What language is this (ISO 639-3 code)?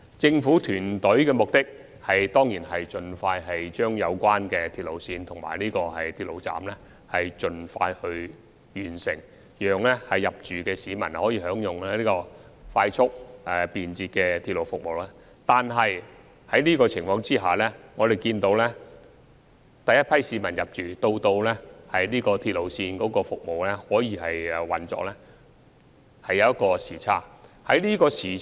yue